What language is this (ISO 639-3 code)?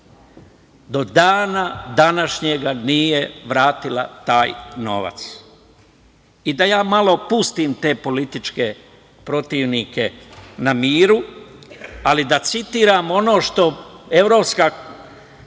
srp